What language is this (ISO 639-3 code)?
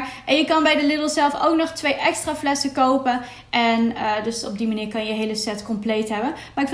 nld